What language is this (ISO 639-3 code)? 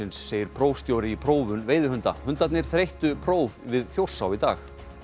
isl